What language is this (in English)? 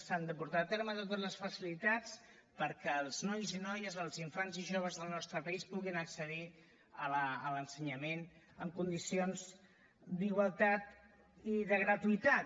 Catalan